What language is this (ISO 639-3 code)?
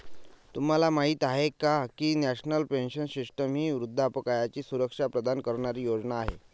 mar